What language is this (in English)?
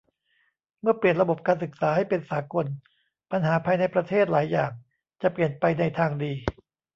Thai